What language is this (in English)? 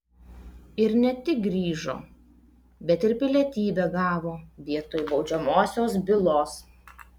Lithuanian